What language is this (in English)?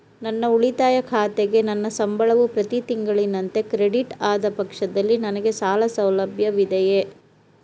Kannada